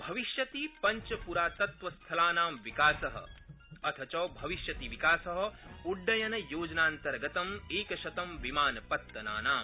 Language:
Sanskrit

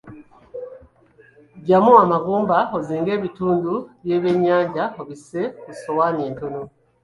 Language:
Ganda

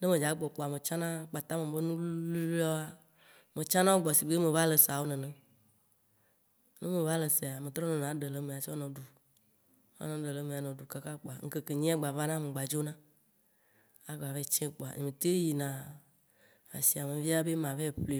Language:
Waci Gbe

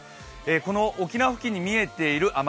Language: Japanese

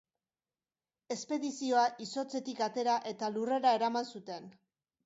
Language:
Basque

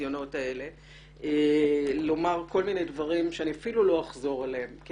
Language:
Hebrew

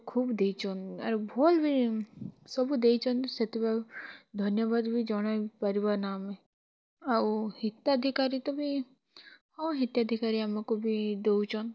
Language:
Odia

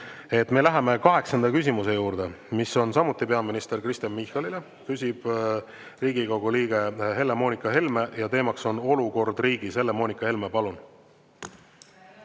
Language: Estonian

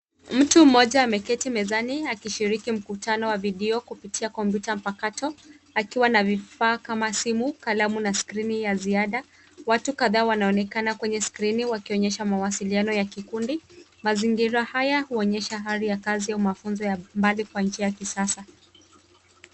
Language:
Swahili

